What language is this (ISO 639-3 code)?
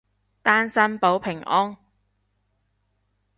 yue